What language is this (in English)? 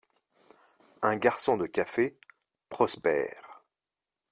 French